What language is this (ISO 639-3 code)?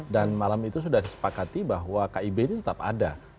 ind